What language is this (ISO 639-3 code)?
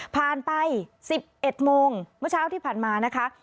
tha